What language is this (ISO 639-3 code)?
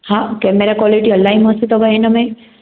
snd